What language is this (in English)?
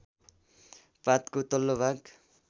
Nepali